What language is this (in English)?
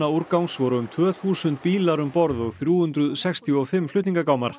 Icelandic